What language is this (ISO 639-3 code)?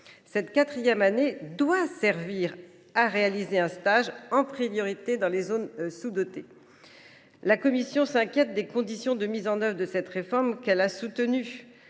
fra